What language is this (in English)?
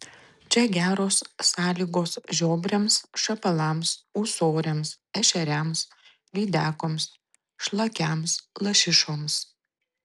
Lithuanian